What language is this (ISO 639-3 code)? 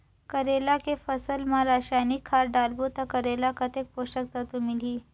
hne